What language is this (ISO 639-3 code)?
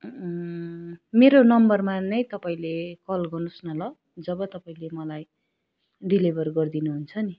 nep